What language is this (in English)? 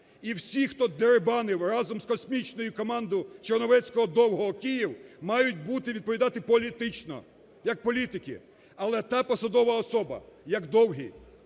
Ukrainian